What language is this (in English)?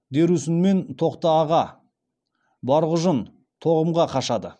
Kazakh